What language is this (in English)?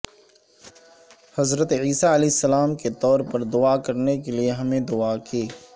Urdu